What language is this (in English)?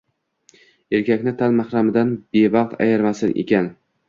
Uzbek